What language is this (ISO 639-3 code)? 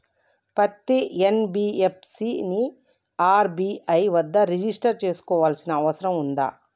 tel